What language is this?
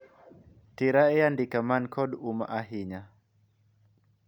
Luo (Kenya and Tanzania)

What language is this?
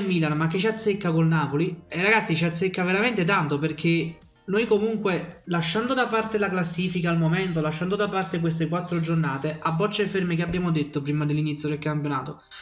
Italian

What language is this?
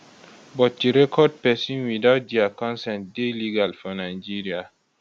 Nigerian Pidgin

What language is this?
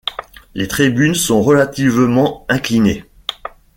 French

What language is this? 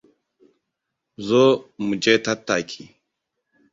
Hausa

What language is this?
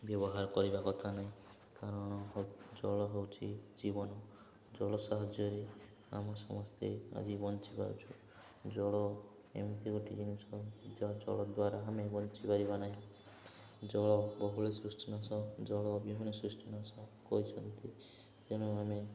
Odia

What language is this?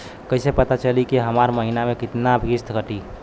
Bhojpuri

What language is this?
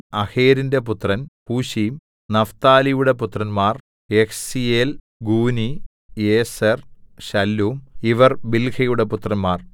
Malayalam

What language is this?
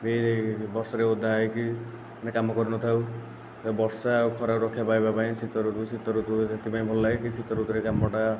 Odia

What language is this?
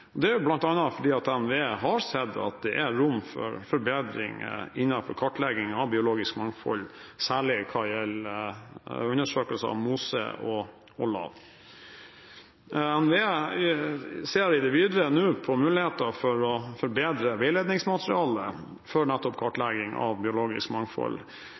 Norwegian Bokmål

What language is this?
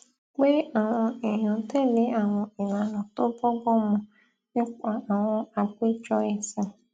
Yoruba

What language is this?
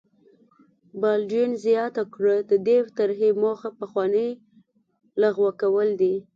Pashto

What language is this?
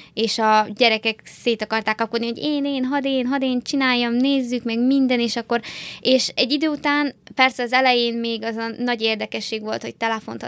Hungarian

